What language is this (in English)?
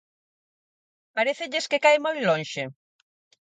Galician